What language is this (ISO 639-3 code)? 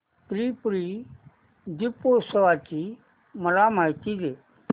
mar